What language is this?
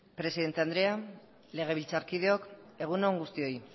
Basque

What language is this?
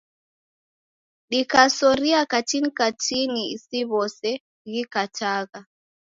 Taita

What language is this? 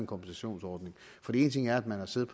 Danish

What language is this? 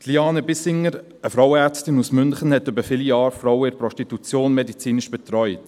Swiss German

